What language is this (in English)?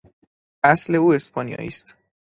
Persian